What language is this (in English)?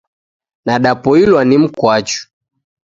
Taita